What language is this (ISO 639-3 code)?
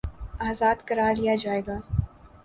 urd